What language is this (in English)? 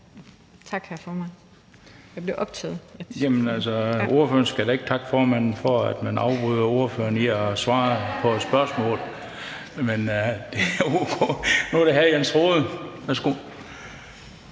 Danish